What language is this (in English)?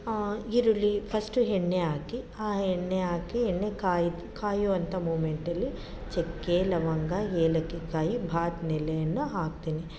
Kannada